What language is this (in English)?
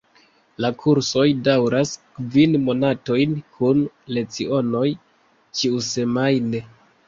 Esperanto